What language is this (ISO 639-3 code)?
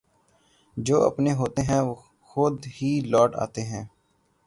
urd